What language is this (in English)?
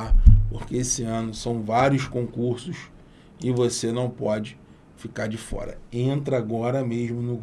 Portuguese